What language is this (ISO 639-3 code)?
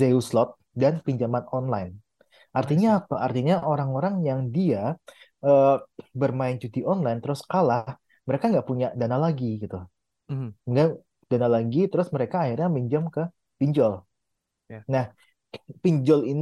ind